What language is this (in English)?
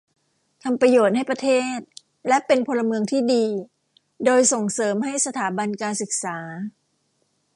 Thai